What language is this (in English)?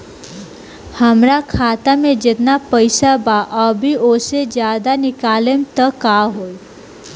Bhojpuri